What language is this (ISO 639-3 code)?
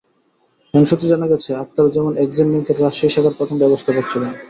ben